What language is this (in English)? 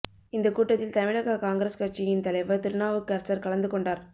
Tamil